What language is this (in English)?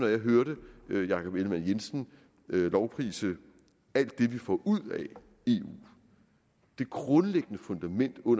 Danish